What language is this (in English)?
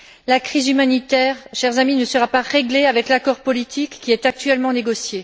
French